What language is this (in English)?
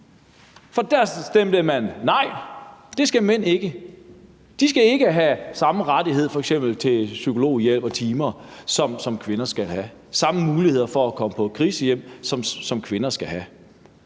Danish